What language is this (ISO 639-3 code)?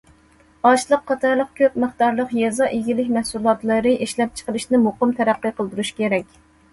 uig